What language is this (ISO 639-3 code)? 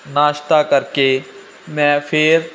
pan